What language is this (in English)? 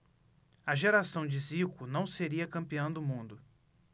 Portuguese